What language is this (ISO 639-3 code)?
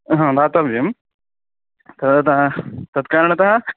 san